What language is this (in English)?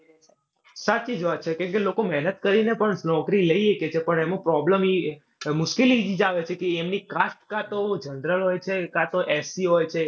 Gujarati